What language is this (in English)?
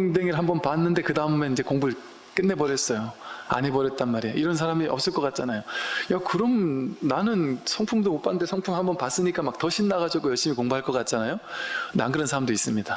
Korean